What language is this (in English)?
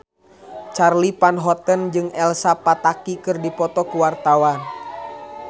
Sundanese